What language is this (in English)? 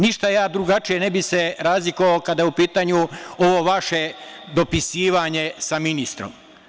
Serbian